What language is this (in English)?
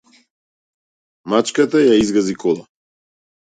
Macedonian